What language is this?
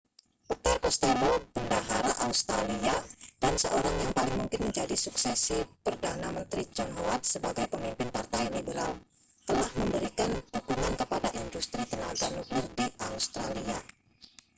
Indonesian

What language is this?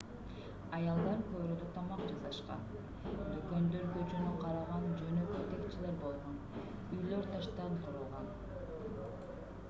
Kyrgyz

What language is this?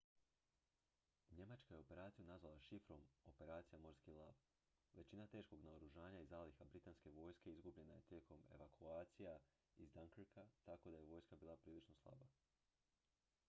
Croatian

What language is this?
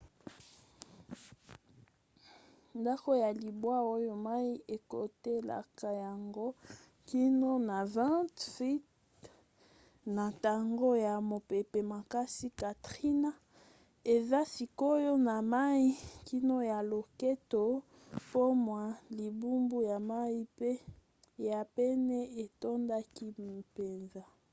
Lingala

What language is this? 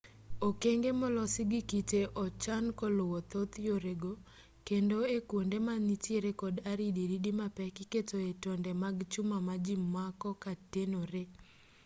Luo (Kenya and Tanzania)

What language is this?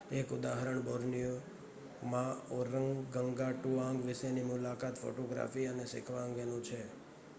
Gujarati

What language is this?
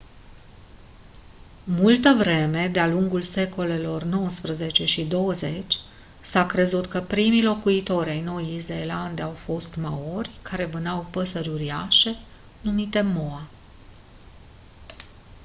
Romanian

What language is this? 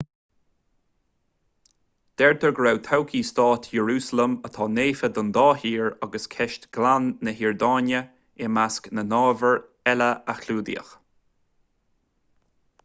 Irish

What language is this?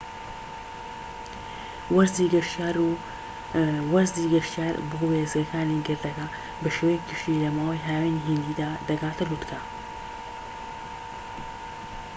Central Kurdish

